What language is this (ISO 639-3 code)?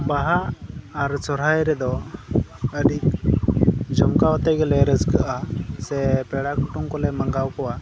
sat